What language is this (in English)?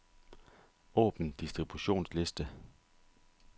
Danish